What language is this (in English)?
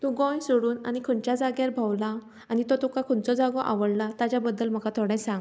Konkani